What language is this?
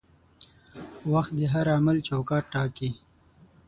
Pashto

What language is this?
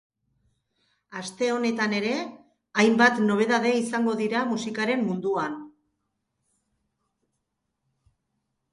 Basque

